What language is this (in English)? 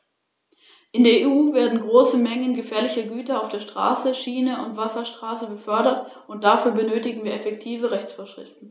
German